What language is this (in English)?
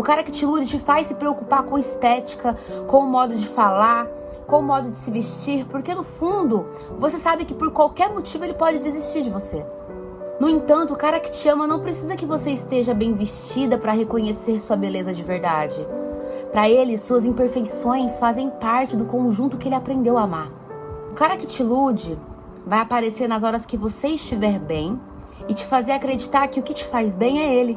Portuguese